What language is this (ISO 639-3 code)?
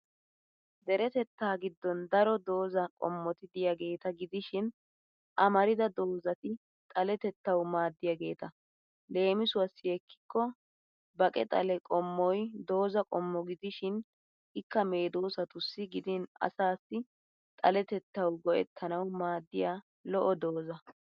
wal